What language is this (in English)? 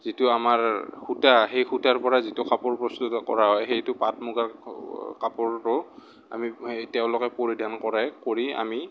Assamese